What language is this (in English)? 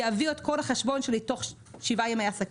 Hebrew